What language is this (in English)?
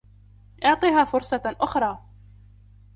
Arabic